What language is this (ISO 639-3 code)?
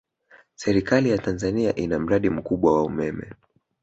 swa